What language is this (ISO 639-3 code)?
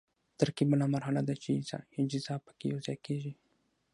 pus